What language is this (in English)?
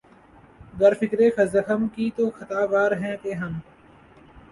Urdu